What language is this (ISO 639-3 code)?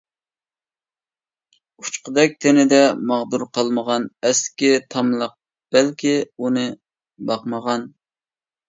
uig